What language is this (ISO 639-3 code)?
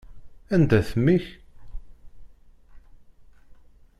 kab